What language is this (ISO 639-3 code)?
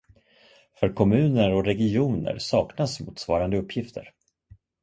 swe